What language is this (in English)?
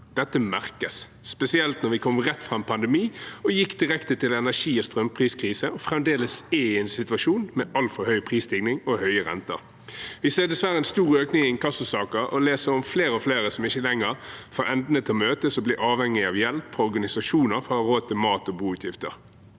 Norwegian